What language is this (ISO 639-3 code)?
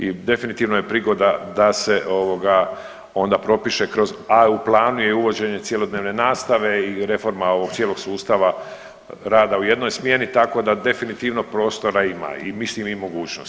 hrv